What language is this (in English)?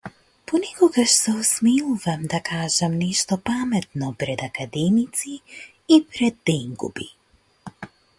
Macedonian